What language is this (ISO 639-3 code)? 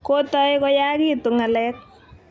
kln